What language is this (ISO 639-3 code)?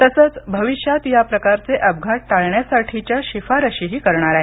mar